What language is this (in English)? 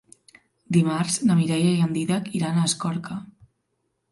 Catalan